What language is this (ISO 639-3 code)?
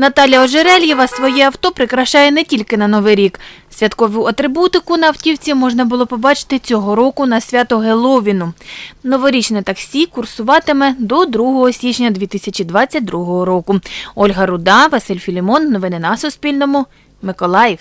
ukr